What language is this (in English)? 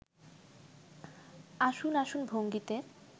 Bangla